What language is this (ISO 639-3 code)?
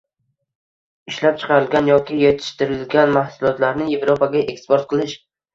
uzb